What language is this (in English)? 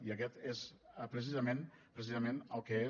Catalan